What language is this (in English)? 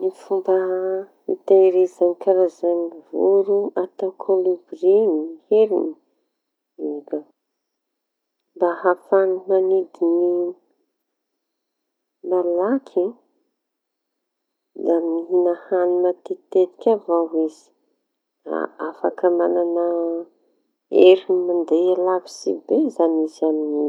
Tanosy Malagasy